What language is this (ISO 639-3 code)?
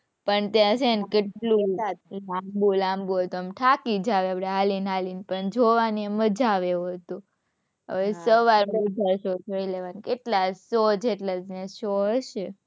guj